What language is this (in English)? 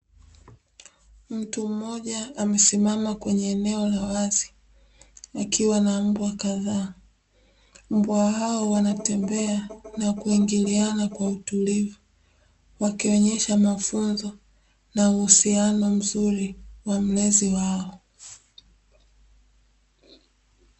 Swahili